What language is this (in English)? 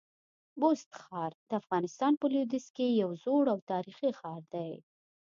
Pashto